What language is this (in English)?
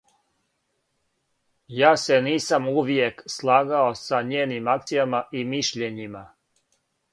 Serbian